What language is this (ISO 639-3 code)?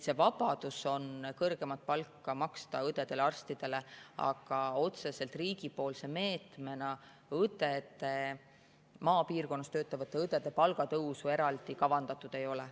est